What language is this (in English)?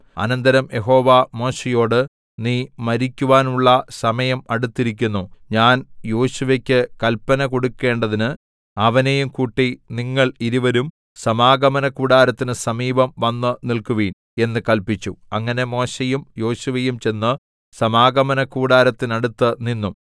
Malayalam